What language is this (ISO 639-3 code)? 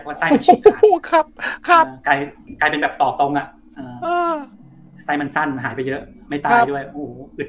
tha